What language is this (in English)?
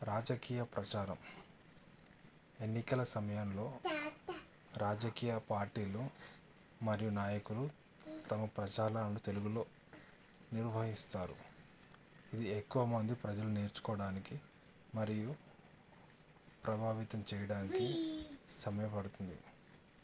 Telugu